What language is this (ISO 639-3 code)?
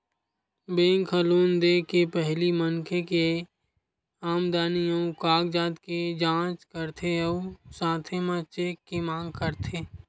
hne